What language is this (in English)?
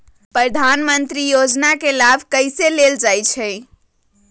Magahi